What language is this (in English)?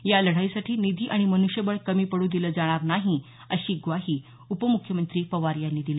Marathi